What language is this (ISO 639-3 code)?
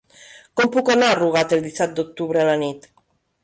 cat